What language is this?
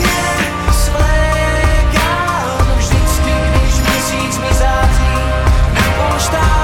Slovak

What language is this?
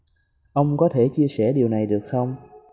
Vietnamese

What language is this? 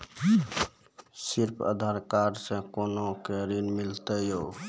Maithili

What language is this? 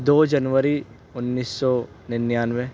Urdu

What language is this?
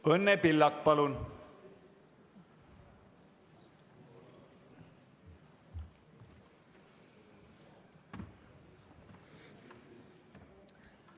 Estonian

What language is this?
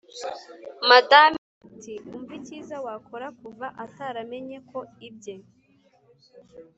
Kinyarwanda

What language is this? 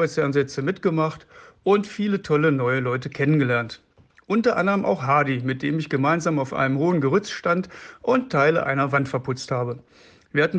German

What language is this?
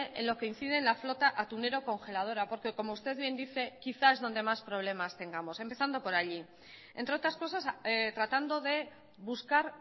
Spanish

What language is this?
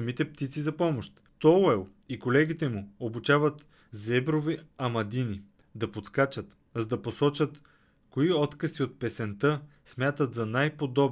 Bulgarian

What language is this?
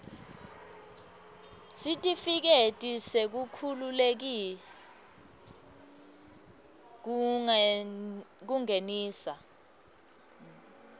Swati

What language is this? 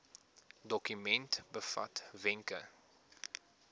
Afrikaans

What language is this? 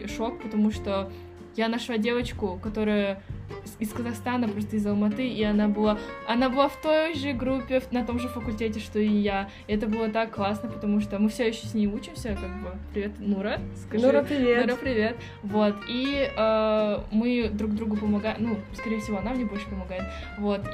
Russian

